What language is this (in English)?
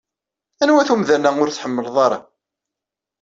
Kabyle